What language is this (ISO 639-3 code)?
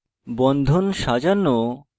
ben